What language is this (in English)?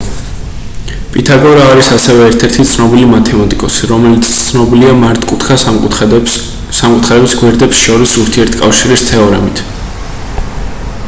Georgian